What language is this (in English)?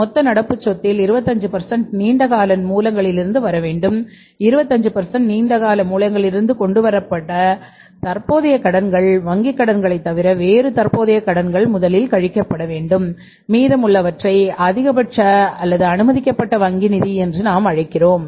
Tamil